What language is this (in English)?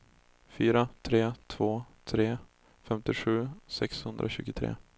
Swedish